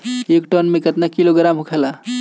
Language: Bhojpuri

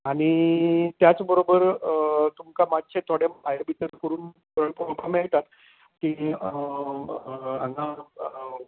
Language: Konkani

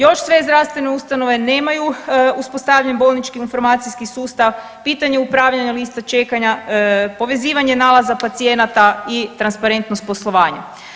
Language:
Croatian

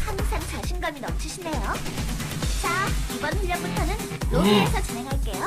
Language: Korean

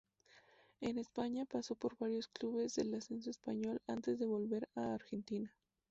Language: Spanish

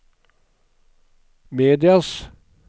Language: Norwegian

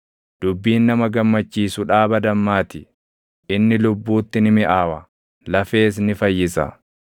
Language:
Oromo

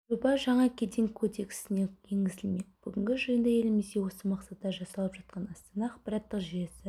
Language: Kazakh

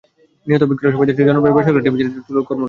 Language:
Bangla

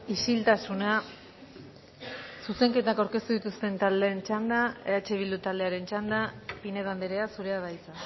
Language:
Basque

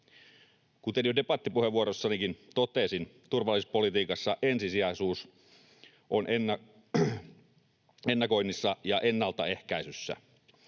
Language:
Finnish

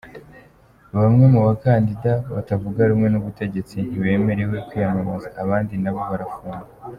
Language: Kinyarwanda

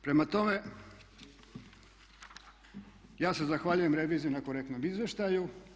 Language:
Croatian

